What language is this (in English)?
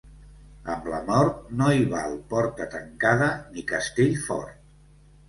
Catalan